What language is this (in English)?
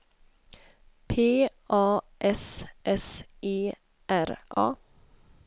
Swedish